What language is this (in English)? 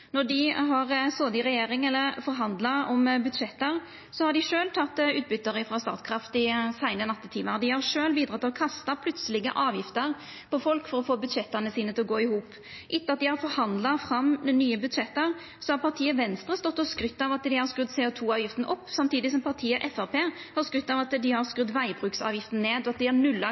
Norwegian Nynorsk